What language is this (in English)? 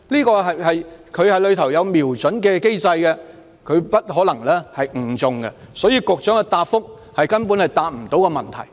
Cantonese